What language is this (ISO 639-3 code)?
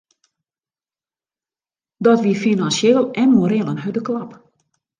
fry